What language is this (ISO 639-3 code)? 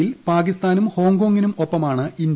mal